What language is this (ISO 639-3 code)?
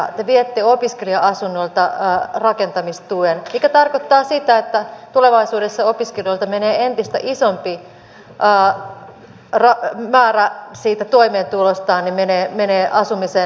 fin